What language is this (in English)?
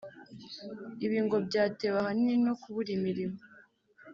Kinyarwanda